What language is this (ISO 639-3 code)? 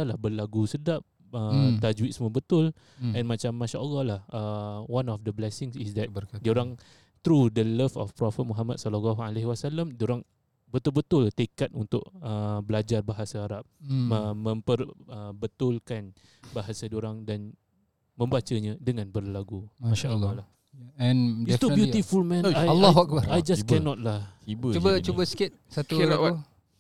msa